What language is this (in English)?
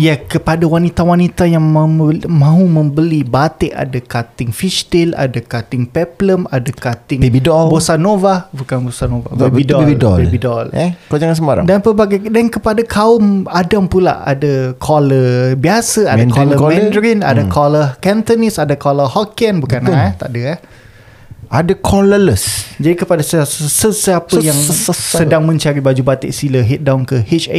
Malay